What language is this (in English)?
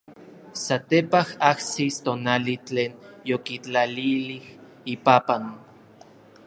Orizaba Nahuatl